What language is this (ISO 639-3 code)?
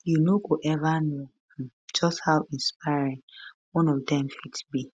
pcm